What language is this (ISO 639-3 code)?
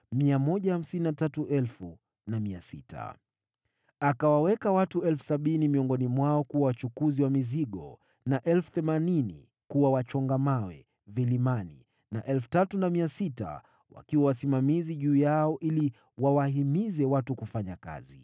swa